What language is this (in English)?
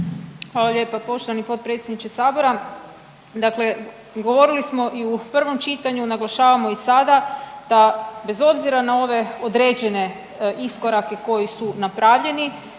Croatian